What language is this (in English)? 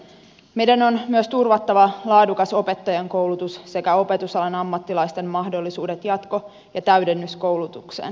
Finnish